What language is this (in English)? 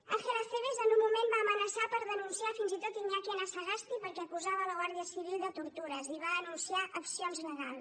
Catalan